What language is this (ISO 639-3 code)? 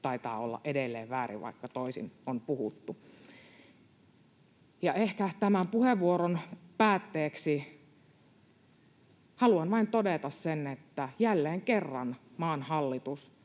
fin